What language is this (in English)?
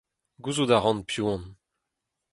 Breton